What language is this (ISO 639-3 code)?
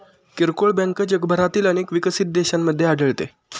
mar